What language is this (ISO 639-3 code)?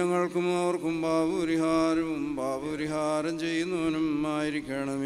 ron